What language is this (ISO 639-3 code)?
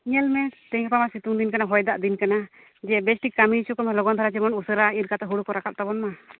sat